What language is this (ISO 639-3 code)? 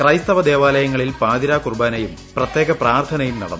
mal